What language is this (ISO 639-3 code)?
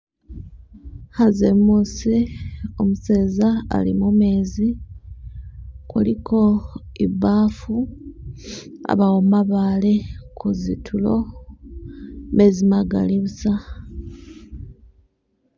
myx